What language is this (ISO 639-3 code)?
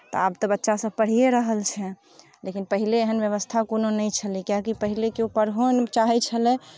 mai